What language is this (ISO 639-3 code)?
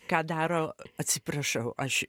lit